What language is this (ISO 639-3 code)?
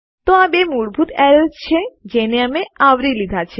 guj